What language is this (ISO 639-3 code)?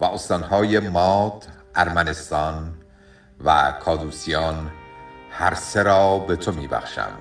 fas